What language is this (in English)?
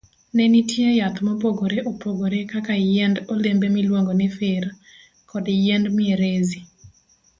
Luo (Kenya and Tanzania)